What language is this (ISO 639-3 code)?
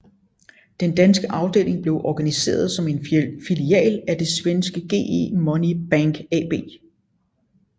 dan